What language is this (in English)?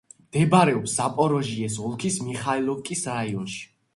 Georgian